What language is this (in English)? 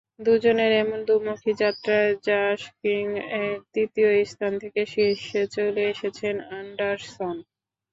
Bangla